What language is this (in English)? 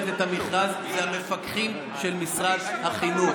Hebrew